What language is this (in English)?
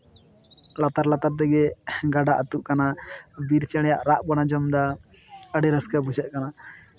Santali